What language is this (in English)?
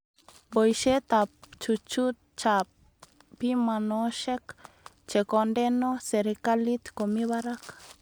Kalenjin